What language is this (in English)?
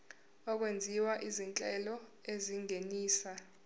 Zulu